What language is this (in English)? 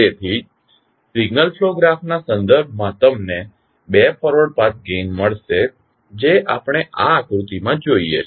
Gujarati